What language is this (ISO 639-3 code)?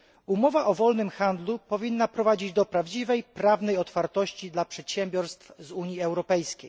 pol